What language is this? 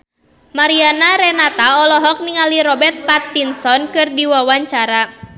Sundanese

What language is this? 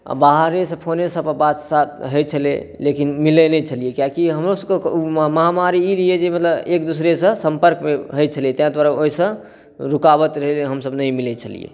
Maithili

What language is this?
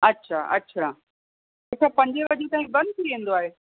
Sindhi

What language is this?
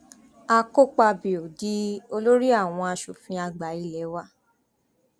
Yoruba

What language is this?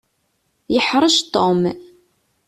Kabyle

